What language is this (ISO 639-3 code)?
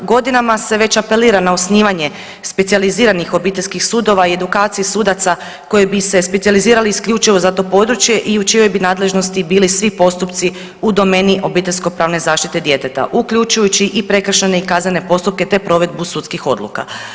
hrv